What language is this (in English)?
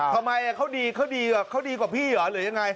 Thai